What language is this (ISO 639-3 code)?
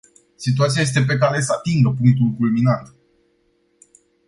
ron